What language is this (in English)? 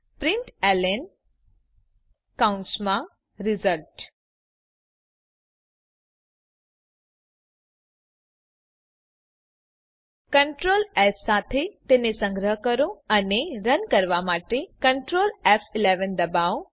Gujarati